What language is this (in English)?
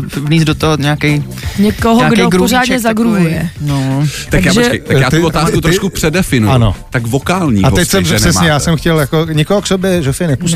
Czech